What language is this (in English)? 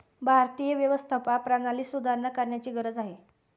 Marathi